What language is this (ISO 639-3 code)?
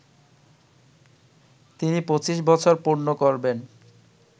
ben